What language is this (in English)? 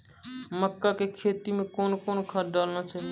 Maithili